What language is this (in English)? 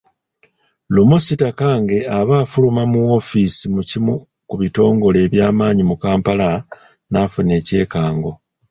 Ganda